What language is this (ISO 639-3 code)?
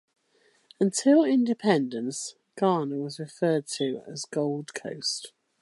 eng